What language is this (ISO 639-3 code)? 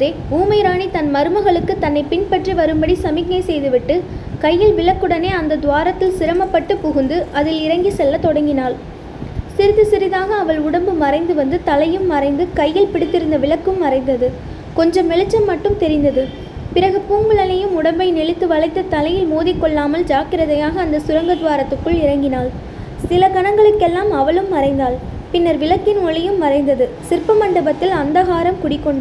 tam